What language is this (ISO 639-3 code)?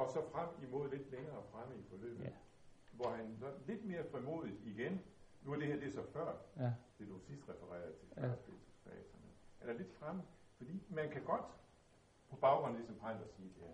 dan